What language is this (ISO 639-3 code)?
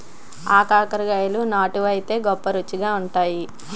tel